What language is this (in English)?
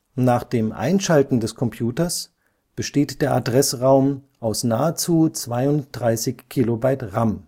German